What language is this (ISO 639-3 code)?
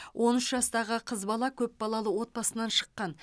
kaz